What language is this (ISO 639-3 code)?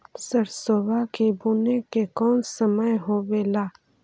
mag